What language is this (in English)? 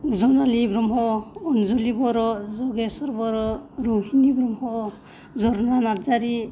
Bodo